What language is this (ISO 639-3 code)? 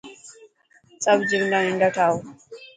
mki